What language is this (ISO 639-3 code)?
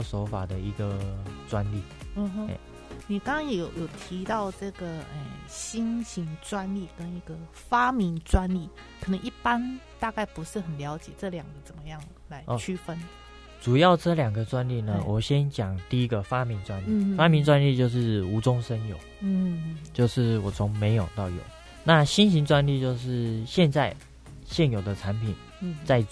zho